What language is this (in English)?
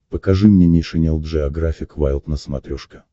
Russian